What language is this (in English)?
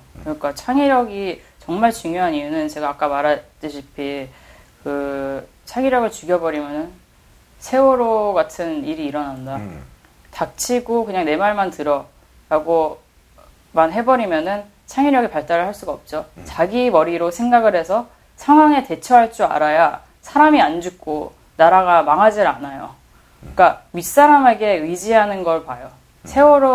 Korean